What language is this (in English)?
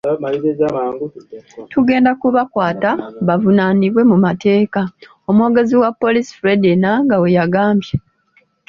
Ganda